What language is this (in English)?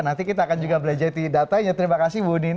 Indonesian